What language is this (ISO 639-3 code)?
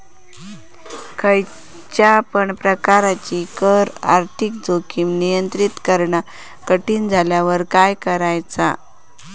mar